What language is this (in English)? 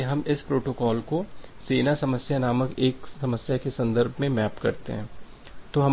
Hindi